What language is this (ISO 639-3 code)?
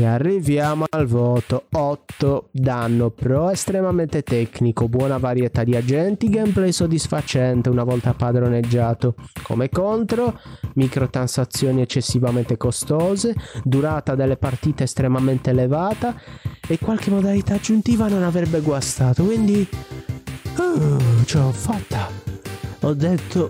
ita